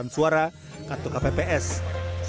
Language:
Indonesian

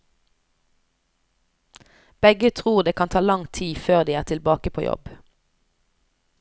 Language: Norwegian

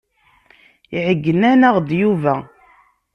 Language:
Kabyle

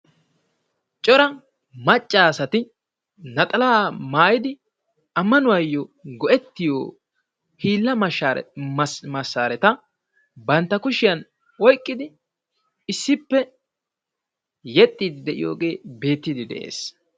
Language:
Wolaytta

